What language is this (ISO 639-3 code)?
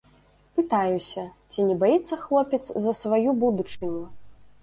bel